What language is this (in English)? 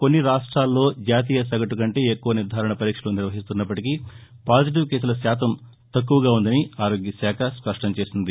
Telugu